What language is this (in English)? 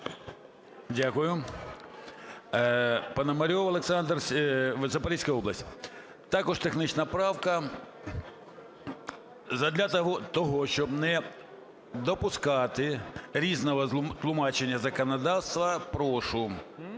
Ukrainian